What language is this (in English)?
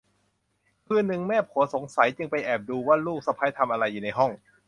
Thai